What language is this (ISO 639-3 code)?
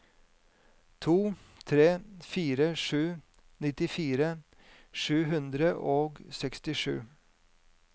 nor